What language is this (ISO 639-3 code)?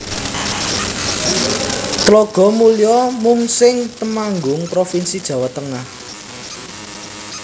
jav